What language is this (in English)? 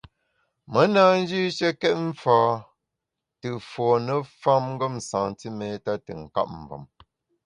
Bamun